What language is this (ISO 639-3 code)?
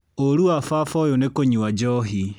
kik